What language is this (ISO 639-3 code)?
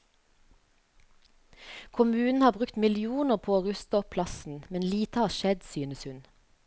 nor